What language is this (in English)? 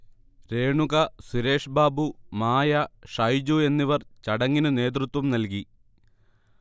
Malayalam